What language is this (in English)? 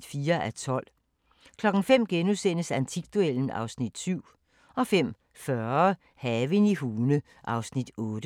Danish